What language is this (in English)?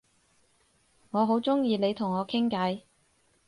Cantonese